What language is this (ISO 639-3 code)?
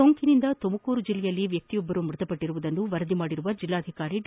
kan